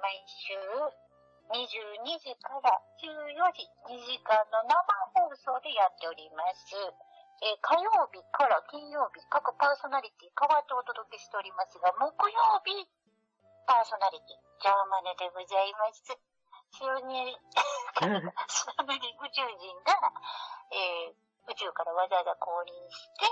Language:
Japanese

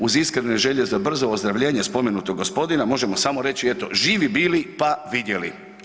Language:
Croatian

